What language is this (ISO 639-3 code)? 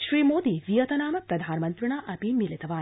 san